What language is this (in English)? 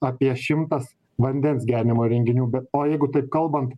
Lithuanian